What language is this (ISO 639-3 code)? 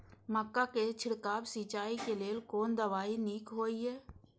mai